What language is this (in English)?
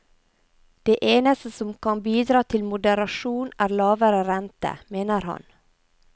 Norwegian